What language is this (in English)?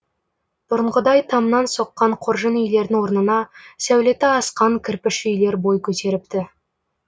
Kazakh